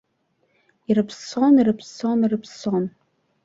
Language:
Abkhazian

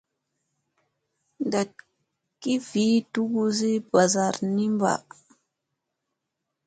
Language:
Musey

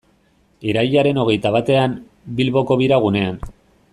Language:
Basque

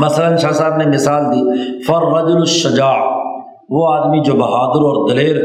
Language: Urdu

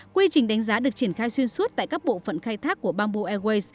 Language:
Vietnamese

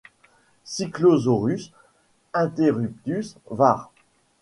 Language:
French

